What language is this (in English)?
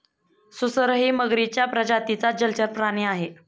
Marathi